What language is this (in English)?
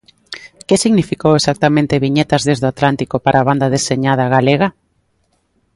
Galician